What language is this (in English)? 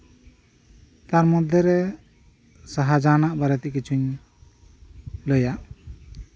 Santali